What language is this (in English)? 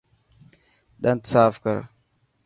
Dhatki